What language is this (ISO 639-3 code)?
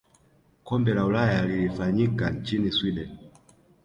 swa